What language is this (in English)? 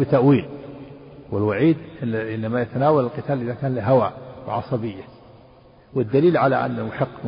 Arabic